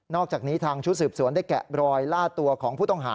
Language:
Thai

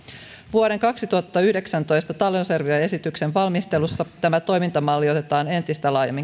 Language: Finnish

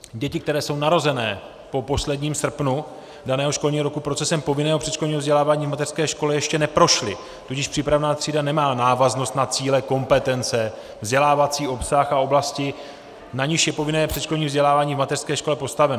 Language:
Czech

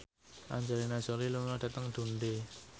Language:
Javanese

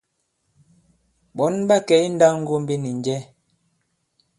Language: Bankon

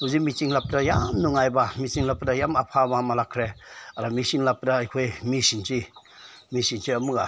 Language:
Manipuri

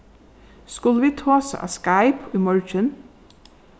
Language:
Faroese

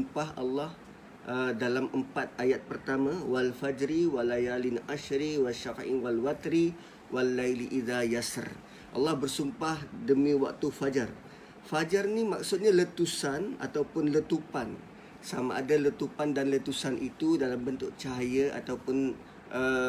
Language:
Malay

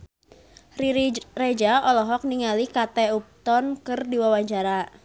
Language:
Sundanese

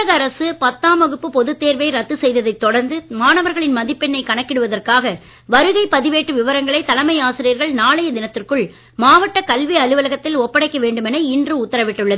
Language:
Tamil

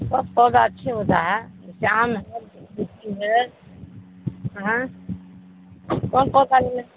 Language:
Urdu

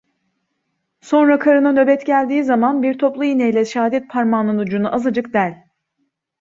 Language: Turkish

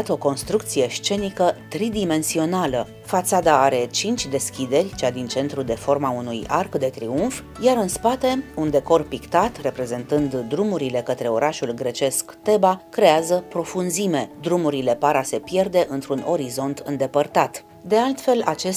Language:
Romanian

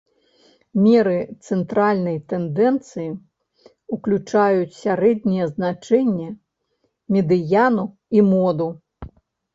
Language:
Belarusian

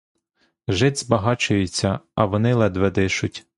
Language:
Ukrainian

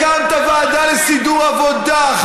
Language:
Hebrew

